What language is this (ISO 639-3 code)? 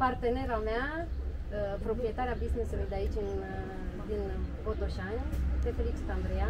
ron